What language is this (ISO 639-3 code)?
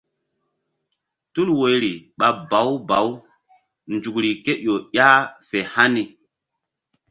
mdd